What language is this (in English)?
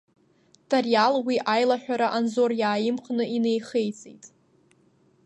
Abkhazian